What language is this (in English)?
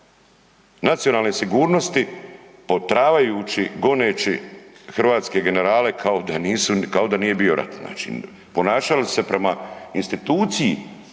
Croatian